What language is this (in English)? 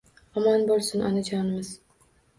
Uzbek